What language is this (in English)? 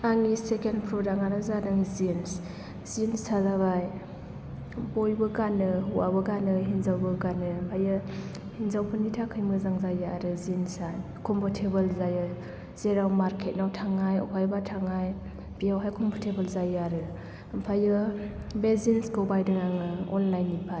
Bodo